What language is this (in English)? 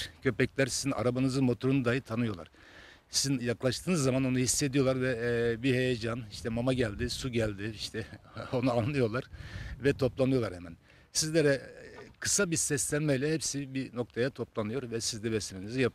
Turkish